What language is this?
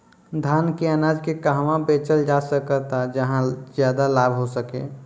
Bhojpuri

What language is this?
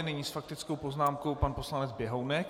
Czech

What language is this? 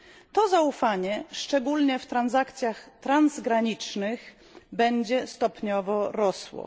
Polish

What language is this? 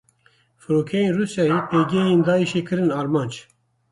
Kurdish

